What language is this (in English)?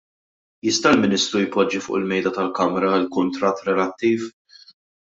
Maltese